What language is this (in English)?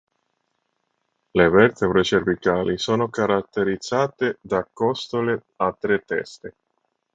Italian